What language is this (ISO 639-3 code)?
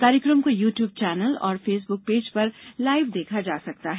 hin